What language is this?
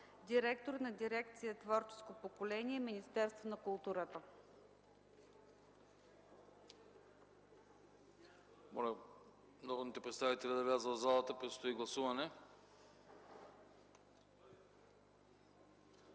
Bulgarian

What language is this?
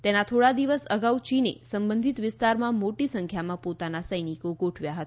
Gujarati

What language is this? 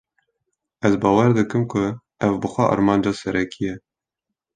Kurdish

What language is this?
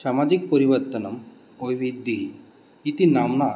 Sanskrit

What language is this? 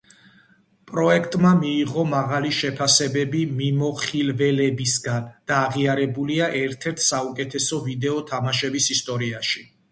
Georgian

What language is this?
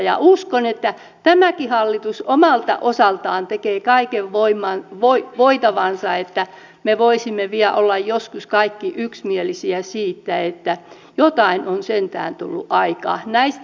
Finnish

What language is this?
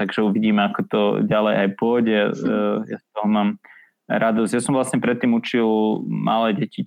Slovak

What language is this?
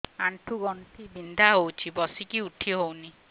Odia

